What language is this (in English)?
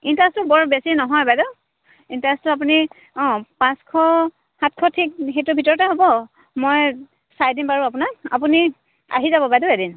Assamese